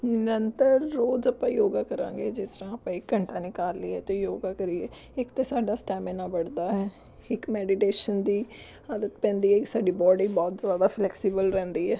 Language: Punjabi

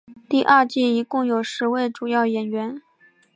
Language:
Chinese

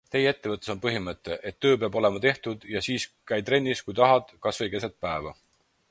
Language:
Estonian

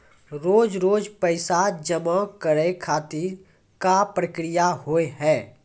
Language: Maithili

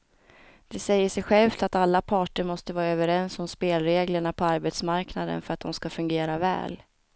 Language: Swedish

